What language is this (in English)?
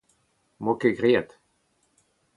Breton